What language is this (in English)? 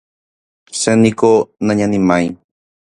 Guarani